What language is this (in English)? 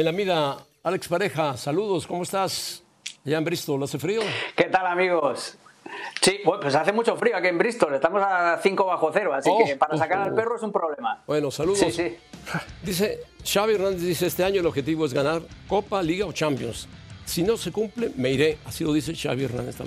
Spanish